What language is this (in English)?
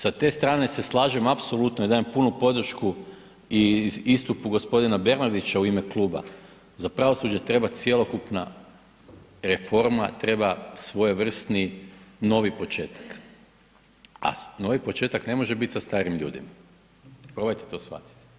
Croatian